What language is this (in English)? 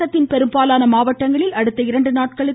Tamil